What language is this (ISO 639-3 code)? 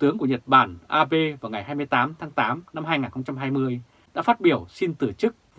vie